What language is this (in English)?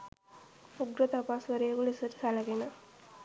Sinhala